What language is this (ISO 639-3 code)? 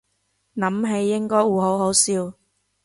yue